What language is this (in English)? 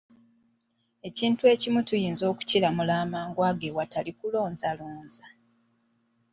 Ganda